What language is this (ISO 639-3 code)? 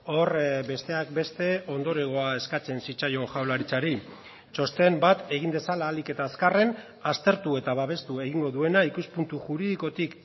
eus